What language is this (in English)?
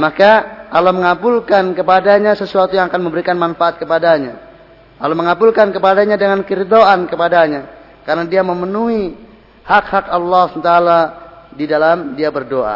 Indonesian